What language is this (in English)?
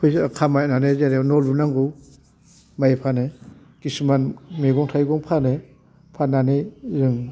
Bodo